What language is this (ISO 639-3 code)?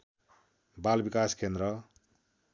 nep